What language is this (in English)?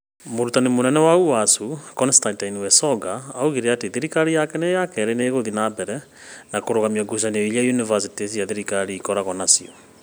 Kikuyu